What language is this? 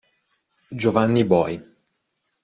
Italian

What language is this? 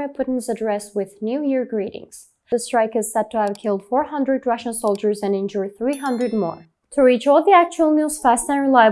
English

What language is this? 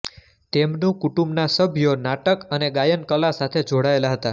Gujarati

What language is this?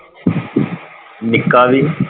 Punjabi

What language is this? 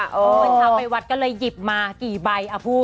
Thai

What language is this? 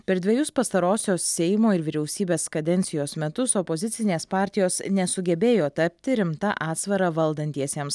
Lithuanian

